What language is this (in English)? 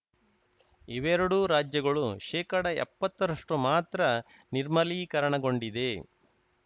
Kannada